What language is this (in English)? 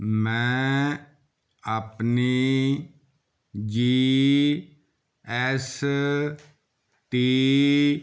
Punjabi